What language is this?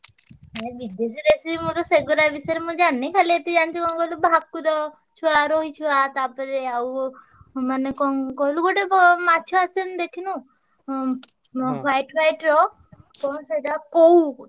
Odia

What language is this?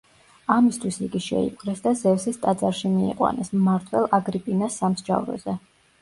Georgian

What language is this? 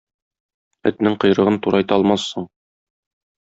Tatar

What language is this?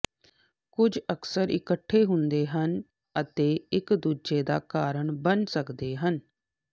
Punjabi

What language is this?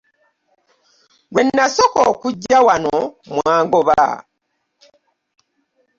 Ganda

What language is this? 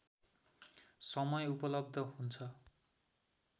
Nepali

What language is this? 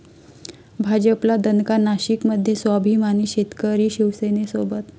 Marathi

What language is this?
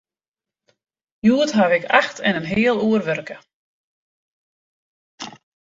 Western Frisian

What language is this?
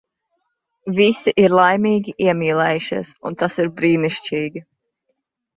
Latvian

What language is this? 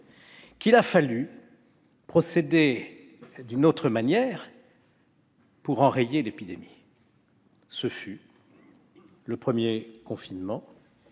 French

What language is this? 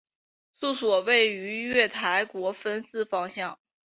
Chinese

